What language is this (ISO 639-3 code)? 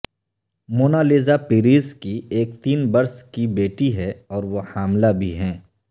urd